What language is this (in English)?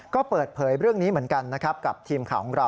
Thai